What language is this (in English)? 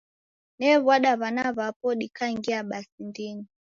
Taita